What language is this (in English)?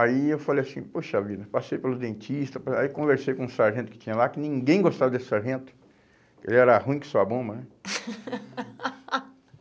Portuguese